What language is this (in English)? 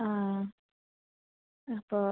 Malayalam